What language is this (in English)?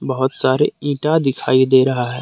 Hindi